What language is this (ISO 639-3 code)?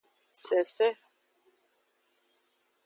ajg